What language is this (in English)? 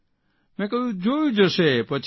Gujarati